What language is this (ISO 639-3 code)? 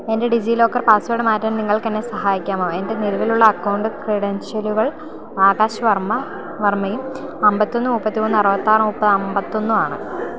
mal